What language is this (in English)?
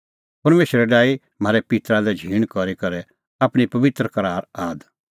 Kullu Pahari